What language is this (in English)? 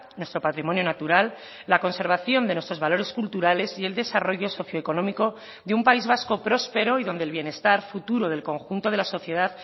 Spanish